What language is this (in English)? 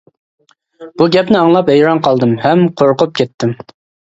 Uyghur